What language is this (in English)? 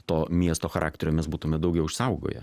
Lithuanian